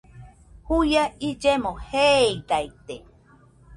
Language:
Nüpode Huitoto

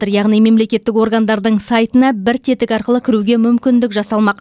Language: Kazakh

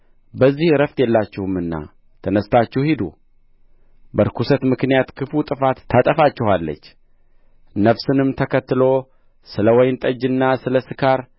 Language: Amharic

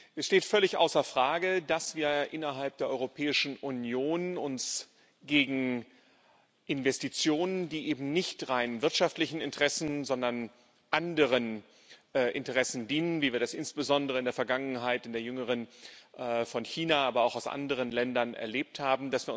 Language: German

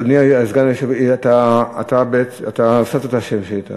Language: Hebrew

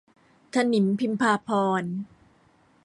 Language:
Thai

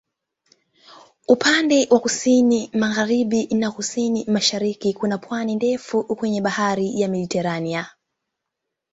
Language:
Swahili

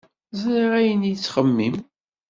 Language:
Kabyle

